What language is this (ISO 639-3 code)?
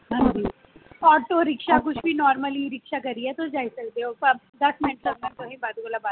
doi